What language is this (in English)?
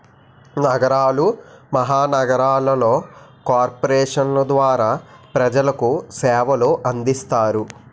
Telugu